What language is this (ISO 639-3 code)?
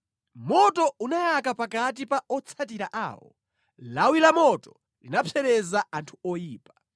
nya